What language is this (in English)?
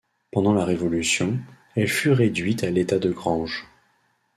French